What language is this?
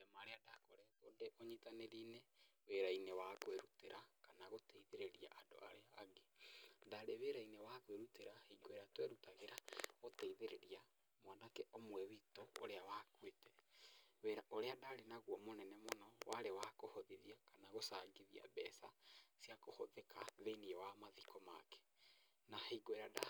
Kikuyu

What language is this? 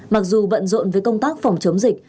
Vietnamese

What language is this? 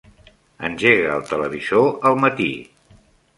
Catalan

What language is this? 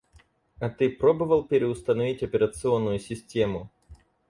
Russian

